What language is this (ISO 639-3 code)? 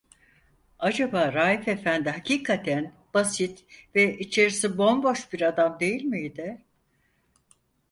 tur